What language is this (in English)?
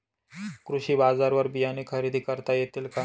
Marathi